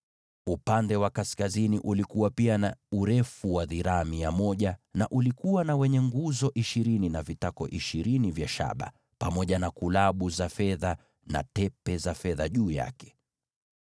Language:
Swahili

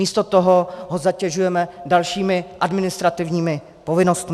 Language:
Czech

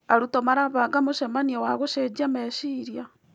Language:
Kikuyu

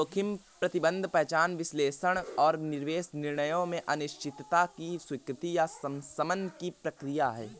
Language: Hindi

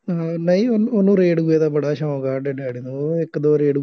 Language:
Punjabi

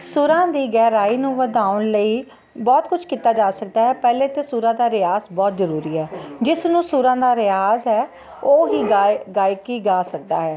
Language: Punjabi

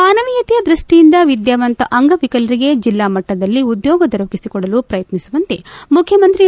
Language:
Kannada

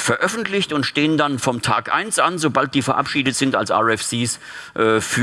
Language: German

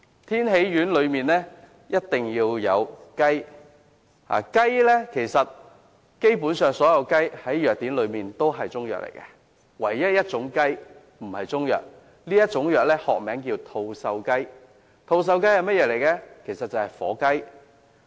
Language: Cantonese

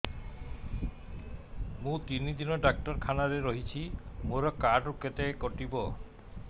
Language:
Odia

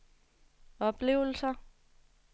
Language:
Danish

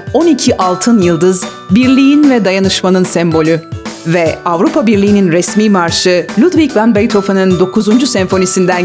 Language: Turkish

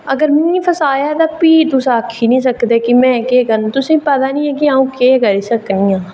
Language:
Dogri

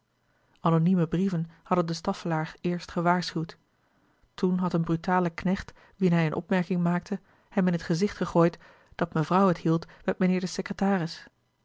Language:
Dutch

